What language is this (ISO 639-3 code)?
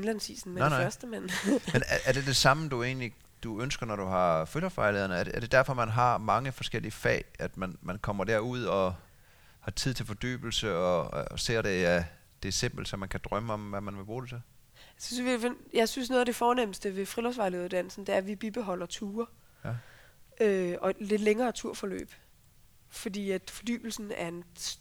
dan